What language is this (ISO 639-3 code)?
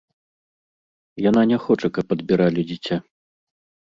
bel